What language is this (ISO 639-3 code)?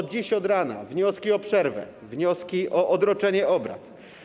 pol